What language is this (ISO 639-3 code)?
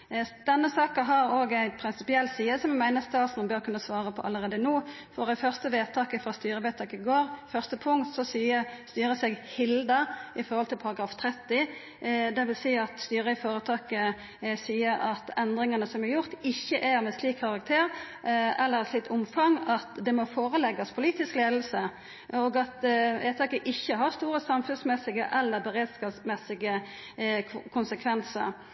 nno